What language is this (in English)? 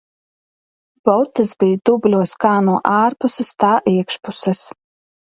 Latvian